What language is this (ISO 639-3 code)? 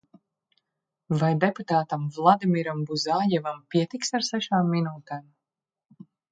lav